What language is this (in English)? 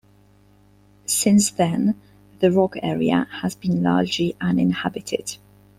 English